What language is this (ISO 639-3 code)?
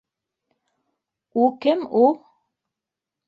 bak